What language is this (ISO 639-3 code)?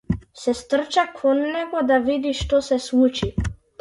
mkd